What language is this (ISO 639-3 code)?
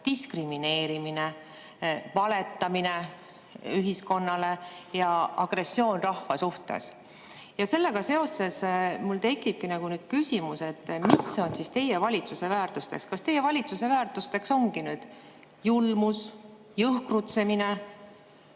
est